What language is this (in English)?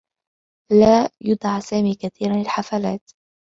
Arabic